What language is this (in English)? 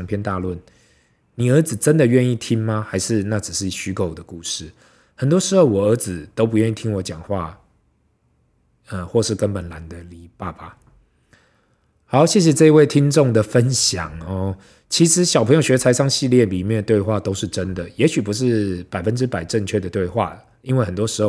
Chinese